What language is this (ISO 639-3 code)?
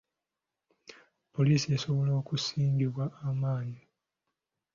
lug